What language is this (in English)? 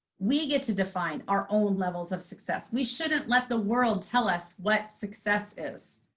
English